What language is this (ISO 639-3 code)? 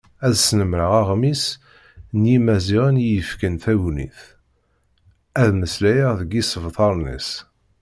kab